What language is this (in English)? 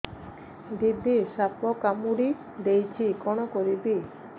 Odia